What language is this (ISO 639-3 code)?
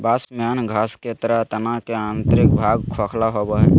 mag